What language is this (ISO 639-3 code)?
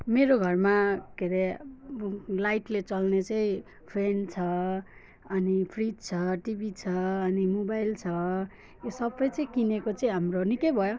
nep